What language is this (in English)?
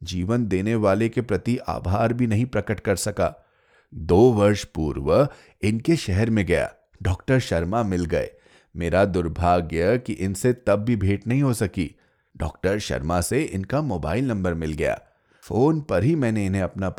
Hindi